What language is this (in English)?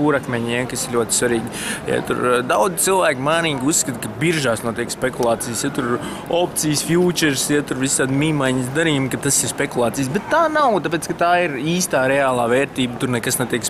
Russian